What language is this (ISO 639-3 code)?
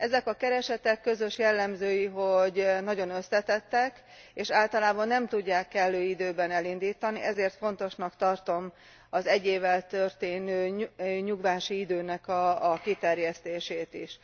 hun